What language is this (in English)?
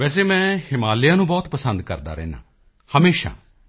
Punjabi